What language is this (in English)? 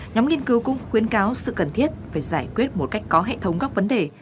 Vietnamese